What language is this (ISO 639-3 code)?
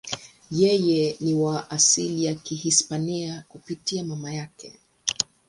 swa